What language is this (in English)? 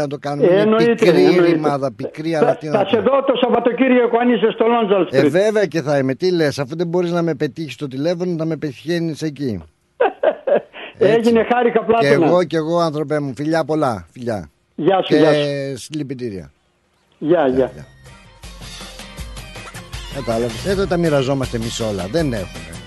Greek